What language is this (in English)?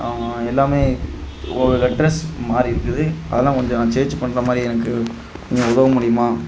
Tamil